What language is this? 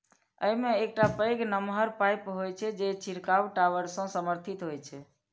Maithili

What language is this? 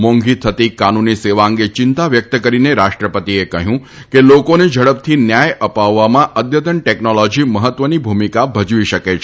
Gujarati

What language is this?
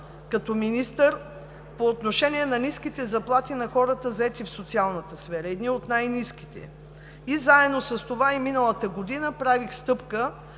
Bulgarian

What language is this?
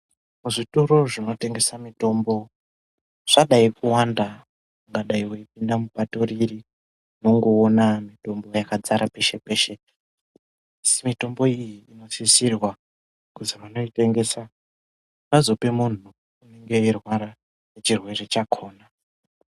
Ndau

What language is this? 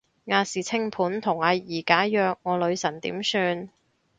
Cantonese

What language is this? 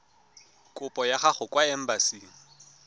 Tswana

